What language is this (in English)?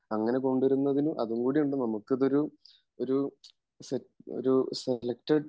Malayalam